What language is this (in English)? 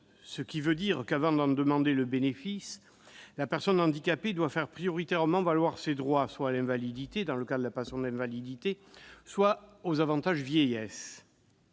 French